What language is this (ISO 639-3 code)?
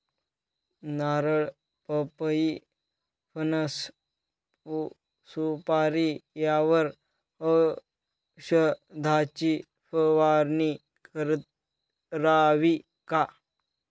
mar